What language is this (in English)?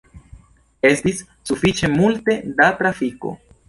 Esperanto